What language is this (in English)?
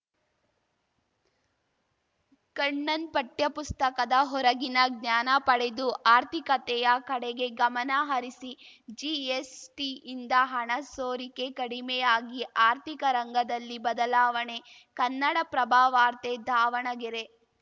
Kannada